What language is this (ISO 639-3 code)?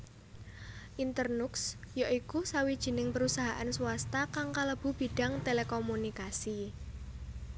jav